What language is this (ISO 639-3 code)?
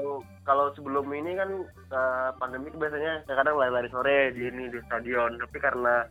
ind